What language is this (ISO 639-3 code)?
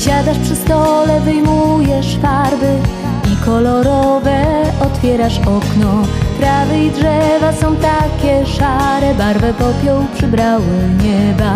pol